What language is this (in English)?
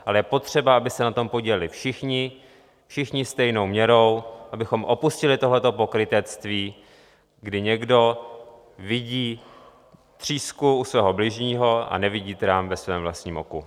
Czech